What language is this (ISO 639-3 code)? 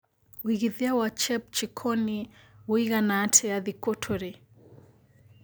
kik